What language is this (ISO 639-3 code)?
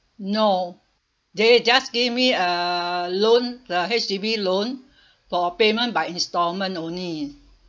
eng